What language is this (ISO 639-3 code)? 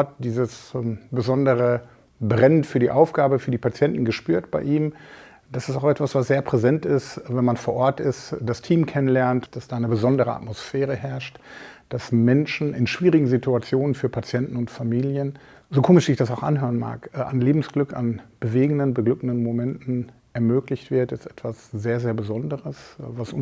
deu